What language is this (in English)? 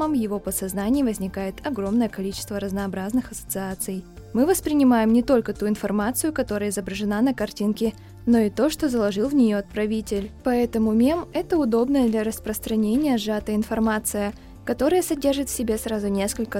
Russian